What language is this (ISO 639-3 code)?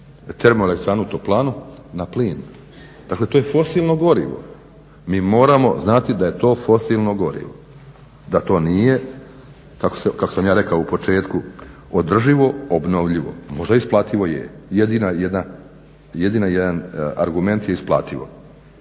hrv